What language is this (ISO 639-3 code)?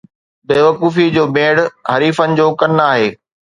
snd